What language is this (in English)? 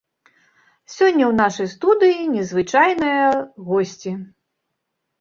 Belarusian